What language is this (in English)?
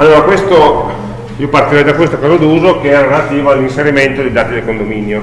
Italian